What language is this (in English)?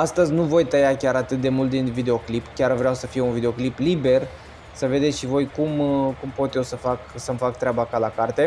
Romanian